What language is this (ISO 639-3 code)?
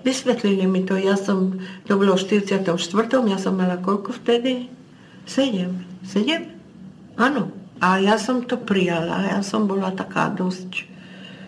ces